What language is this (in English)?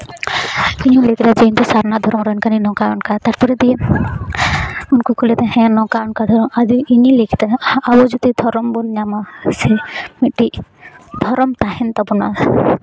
Santali